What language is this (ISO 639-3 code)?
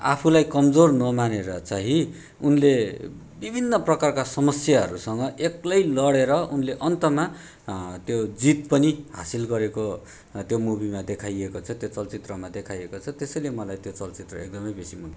nep